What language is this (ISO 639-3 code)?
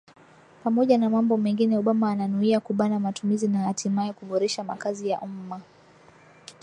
swa